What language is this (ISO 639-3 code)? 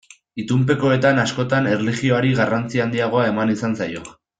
eus